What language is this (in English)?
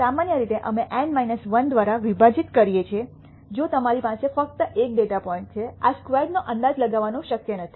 Gujarati